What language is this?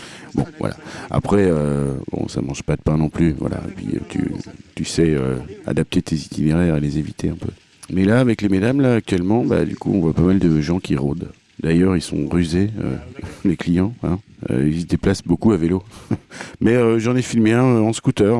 French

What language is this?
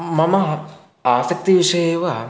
Sanskrit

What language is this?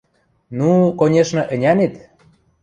Western Mari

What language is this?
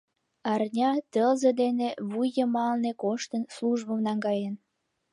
Mari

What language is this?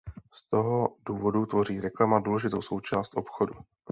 Czech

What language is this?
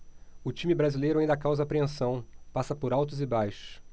Portuguese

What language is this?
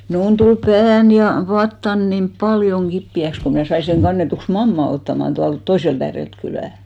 Finnish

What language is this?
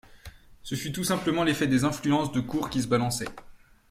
French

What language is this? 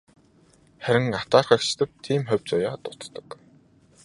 Mongolian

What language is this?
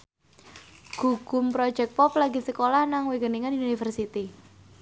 Javanese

